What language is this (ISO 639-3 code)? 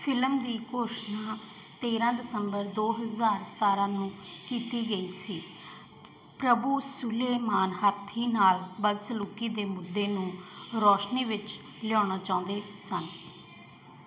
pan